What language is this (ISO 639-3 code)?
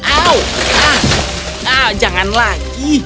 ind